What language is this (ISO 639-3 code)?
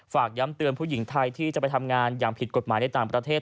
tha